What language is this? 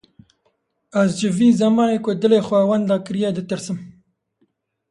Kurdish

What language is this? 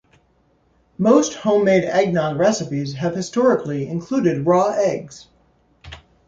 English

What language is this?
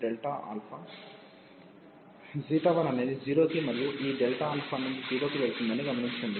Telugu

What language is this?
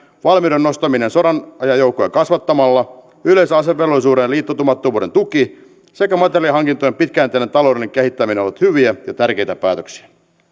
Finnish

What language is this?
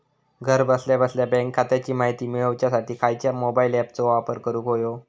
Marathi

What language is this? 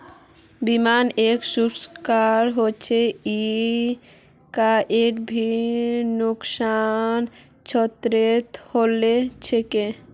Magahi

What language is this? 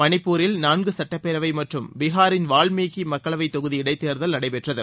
Tamil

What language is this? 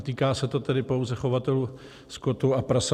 Czech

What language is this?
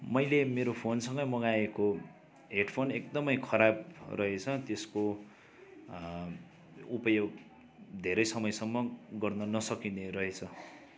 Nepali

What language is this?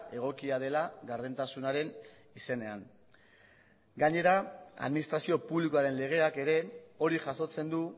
Basque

